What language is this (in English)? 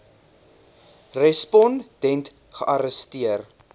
Afrikaans